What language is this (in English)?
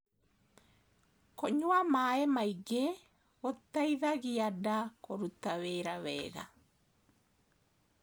Kikuyu